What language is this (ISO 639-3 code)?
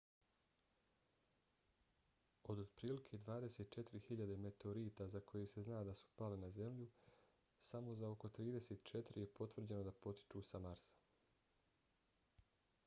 bos